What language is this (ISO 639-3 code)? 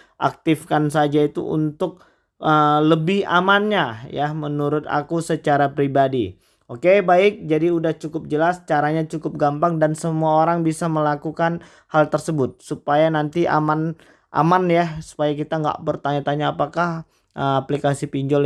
ind